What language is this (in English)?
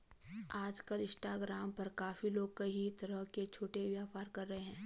Hindi